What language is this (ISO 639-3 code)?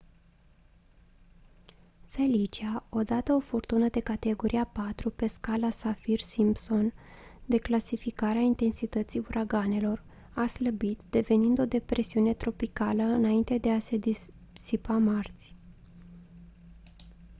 ron